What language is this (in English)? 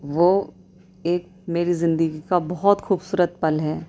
Urdu